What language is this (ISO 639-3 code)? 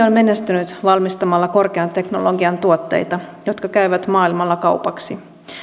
fin